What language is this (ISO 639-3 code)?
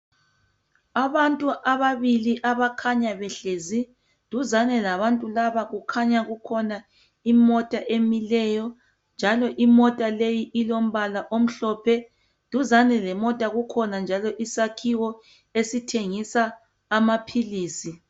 nde